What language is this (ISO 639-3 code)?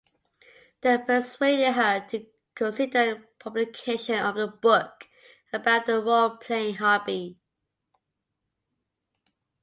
eng